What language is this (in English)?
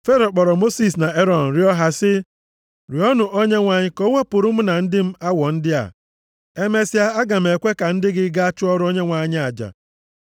Igbo